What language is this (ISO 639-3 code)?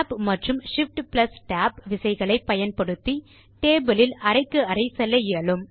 tam